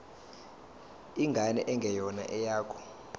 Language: Zulu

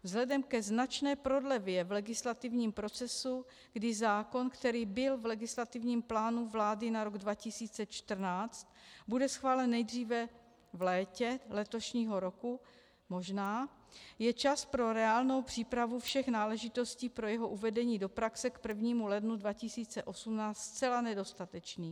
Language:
Czech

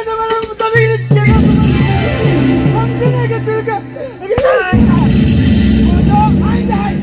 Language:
Arabic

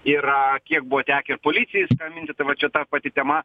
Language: Lithuanian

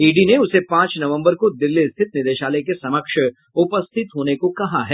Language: Hindi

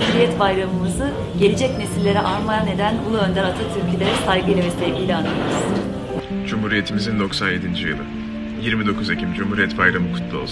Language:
Turkish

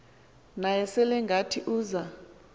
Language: Xhosa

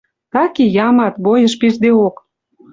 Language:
Western Mari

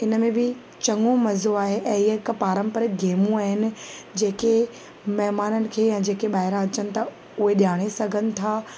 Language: Sindhi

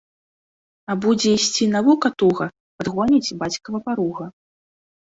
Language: Belarusian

